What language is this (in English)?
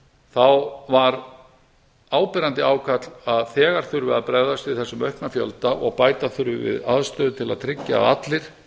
Icelandic